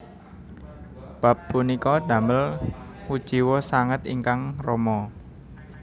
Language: Javanese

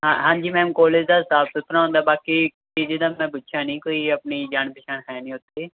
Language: Punjabi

